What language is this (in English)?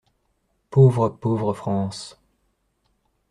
French